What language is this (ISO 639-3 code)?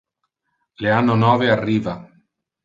ina